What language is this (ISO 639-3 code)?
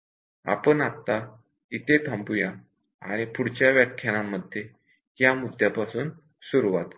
mar